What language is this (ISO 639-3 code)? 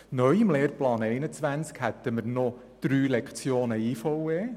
gsw